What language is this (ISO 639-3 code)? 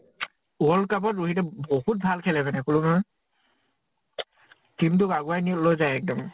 asm